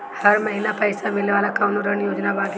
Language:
Bhojpuri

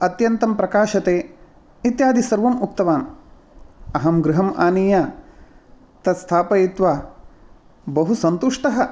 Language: Sanskrit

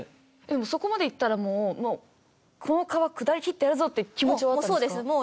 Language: Japanese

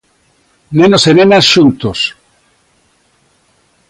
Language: Galician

